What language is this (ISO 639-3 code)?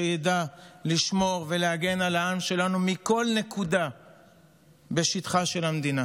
heb